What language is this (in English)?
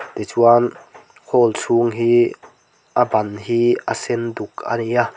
Mizo